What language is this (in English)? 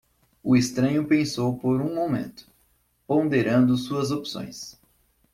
Portuguese